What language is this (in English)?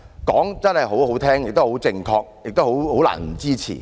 Cantonese